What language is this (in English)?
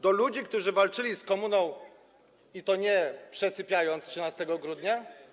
Polish